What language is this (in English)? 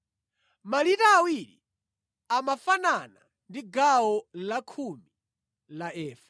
Nyanja